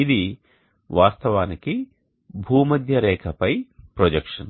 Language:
Telugu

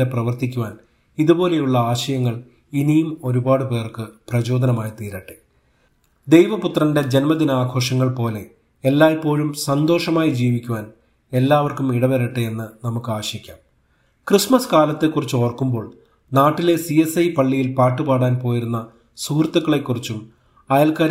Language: Malayalam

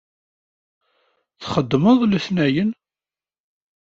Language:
Kabyle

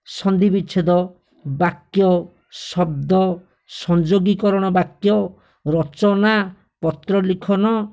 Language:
Odia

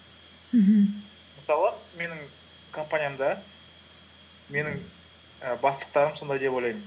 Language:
Kazakh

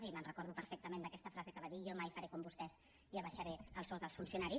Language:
Catalan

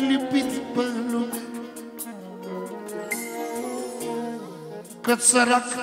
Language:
Romanian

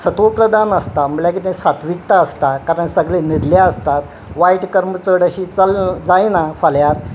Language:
Konkani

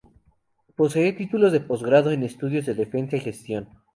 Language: Spanish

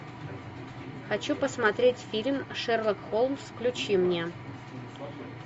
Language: Russian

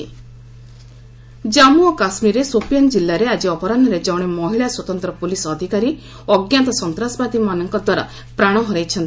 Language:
Odia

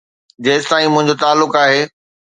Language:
Sindhi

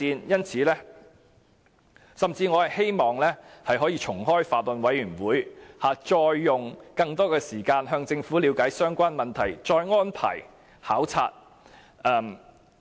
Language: Cantonese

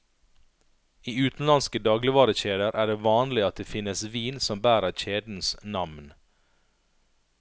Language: Norwegian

